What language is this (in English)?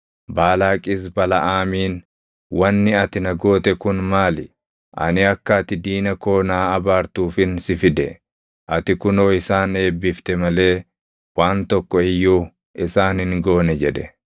Oromo